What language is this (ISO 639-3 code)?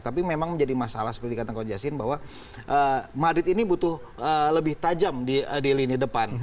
ind